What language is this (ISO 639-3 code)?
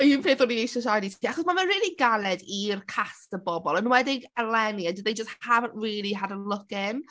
cym